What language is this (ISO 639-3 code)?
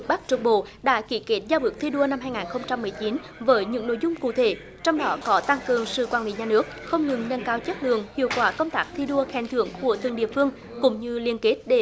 vie